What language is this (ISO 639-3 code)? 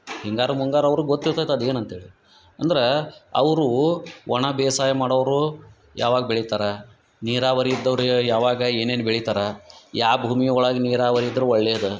kan